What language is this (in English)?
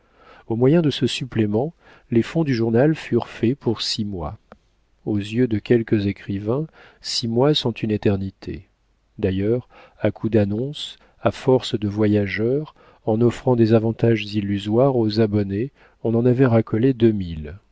French